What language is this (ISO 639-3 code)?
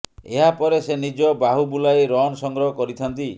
ori